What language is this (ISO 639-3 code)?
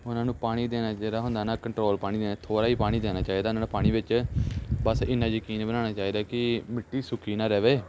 pan